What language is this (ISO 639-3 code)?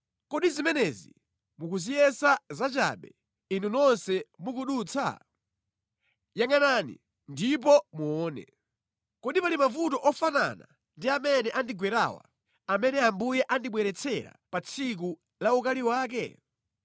nya